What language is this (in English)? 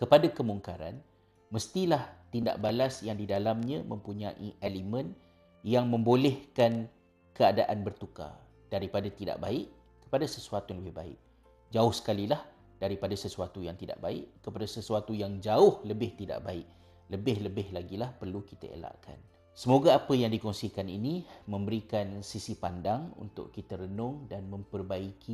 Malay